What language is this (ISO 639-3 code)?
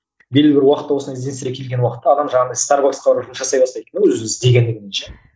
kaz